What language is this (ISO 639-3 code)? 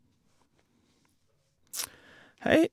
nor